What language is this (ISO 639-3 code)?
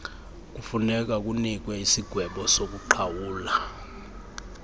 xho